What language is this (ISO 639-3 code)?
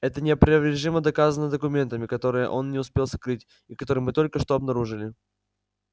rus